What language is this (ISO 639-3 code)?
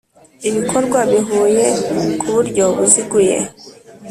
kin